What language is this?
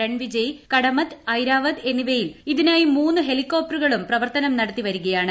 Malayalam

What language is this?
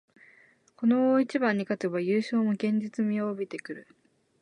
Japanese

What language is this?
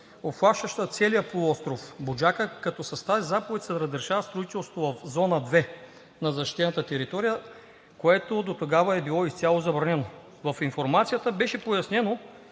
Bulgarian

